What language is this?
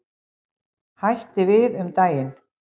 Icelandic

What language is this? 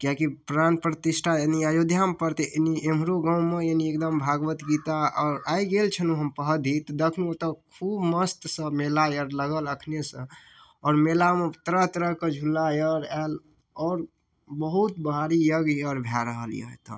Maithili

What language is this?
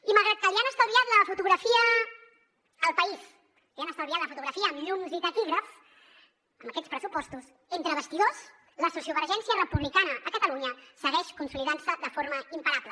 Catalan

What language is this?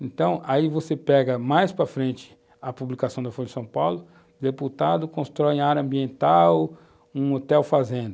Portuguese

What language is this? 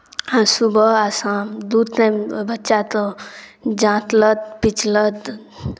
Maithili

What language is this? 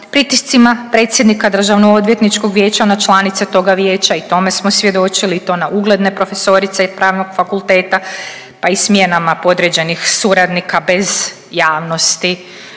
Croatian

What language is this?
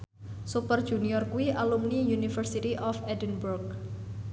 Javanese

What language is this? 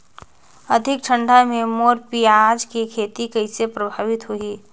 Chhattisgarhi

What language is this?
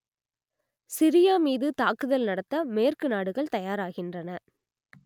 Tamil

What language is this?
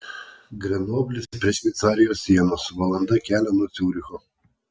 Lithuanian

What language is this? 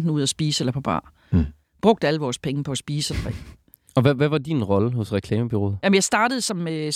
Danish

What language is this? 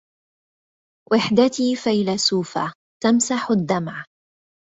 Arabic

